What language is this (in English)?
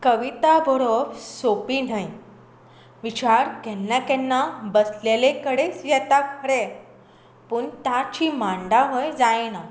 Konkani